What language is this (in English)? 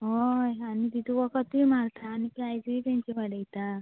Konkani